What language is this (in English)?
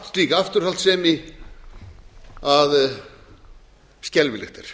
Icelandic